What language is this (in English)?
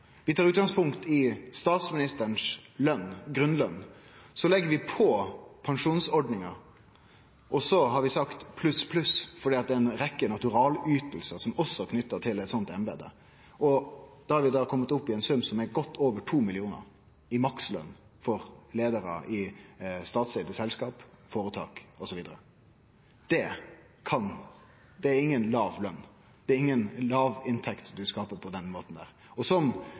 Norwegian Nynorsk